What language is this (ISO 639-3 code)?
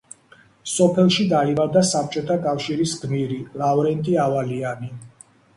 kat